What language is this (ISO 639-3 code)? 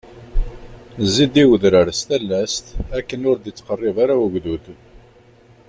kab